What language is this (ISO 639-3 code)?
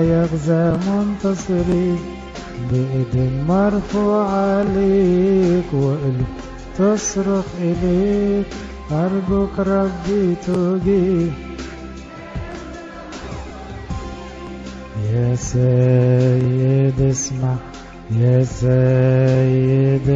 ara